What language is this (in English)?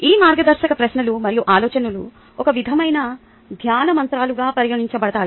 Telugu